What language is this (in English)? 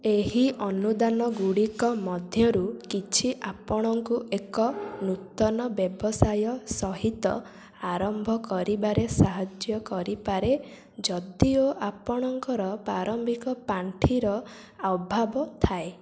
Odia